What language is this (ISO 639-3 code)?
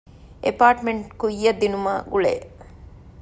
div